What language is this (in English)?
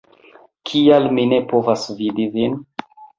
Esperanto